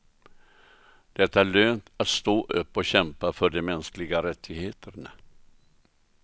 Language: Swedish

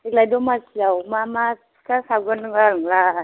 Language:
Bodo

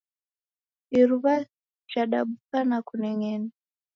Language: Taita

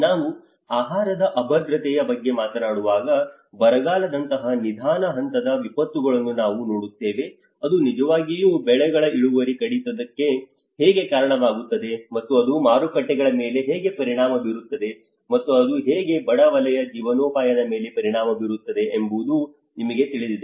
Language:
Kannada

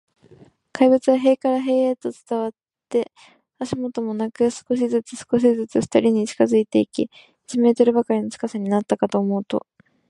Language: Japanese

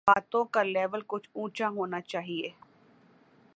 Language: Urdu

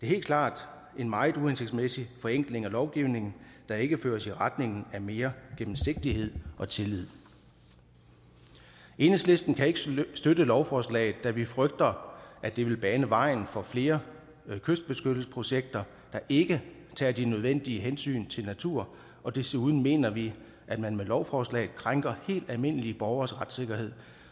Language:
Danish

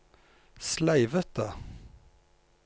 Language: Norwegian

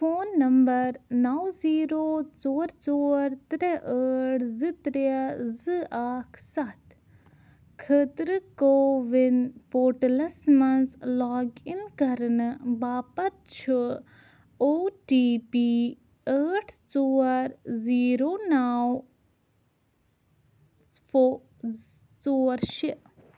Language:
Kashmiri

